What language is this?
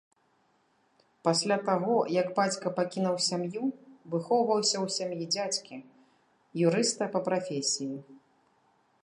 Belarusian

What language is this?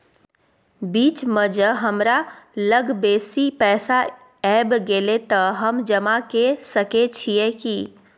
Maithili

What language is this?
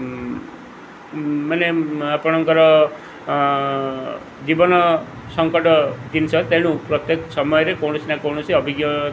Odia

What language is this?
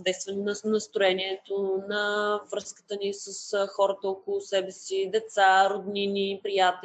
Bulgarian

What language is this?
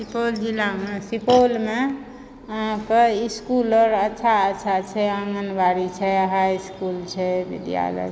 Maithili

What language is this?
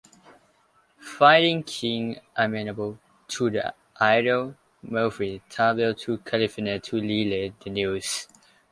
English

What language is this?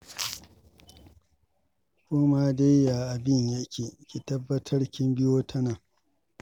Hausa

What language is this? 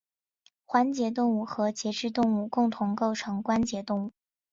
Chinese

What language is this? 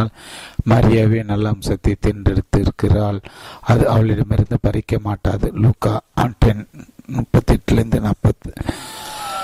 Tamil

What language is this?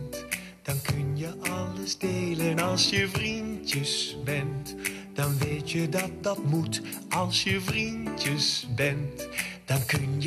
Dutch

